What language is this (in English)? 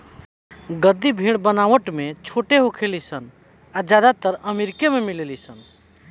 Bhojpuri